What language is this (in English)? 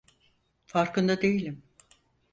Turkish